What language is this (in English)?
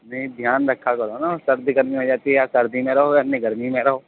Urdu